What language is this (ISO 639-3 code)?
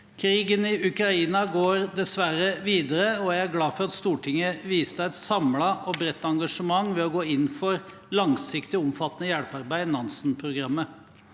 nor